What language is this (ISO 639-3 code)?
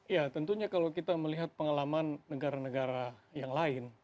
ind